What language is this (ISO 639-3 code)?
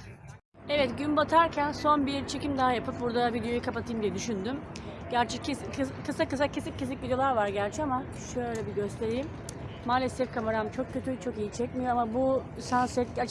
tur